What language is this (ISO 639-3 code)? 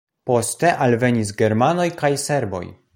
epo